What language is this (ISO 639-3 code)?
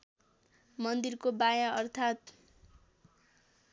nep